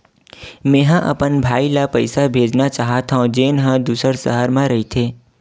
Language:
Chhattisgarhi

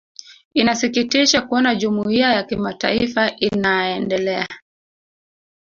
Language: Swahili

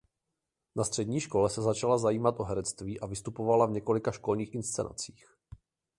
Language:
Czech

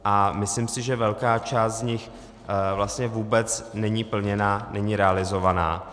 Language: Czech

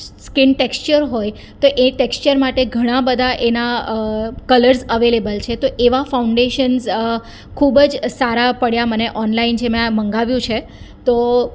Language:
Gujarati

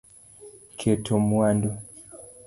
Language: Luo (Kenya and Tanzania)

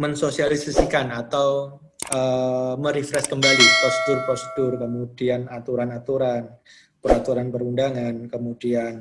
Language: Indonesian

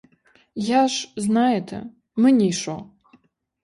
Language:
Ukrainian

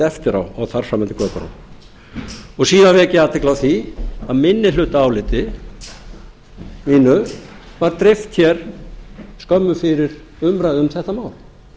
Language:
Icelandic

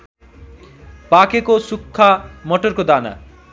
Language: Nepali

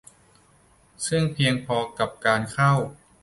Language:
Thai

